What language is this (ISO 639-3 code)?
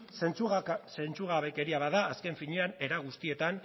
eus